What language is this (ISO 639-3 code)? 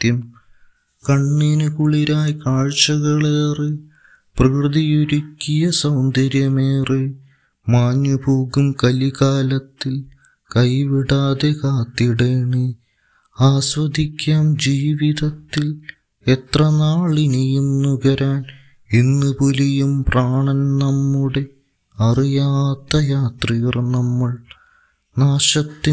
mal